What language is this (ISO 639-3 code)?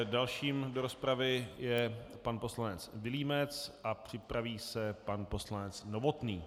ces